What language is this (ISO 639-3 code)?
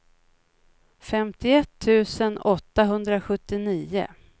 swe